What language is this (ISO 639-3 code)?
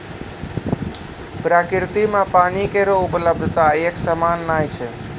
mai